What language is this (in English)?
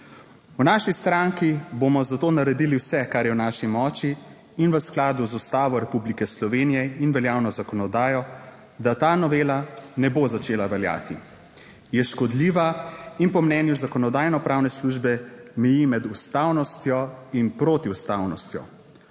Slovenian